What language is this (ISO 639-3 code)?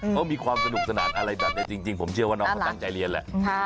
tha